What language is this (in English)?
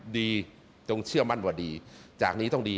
Thai